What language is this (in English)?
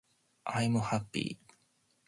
Japanese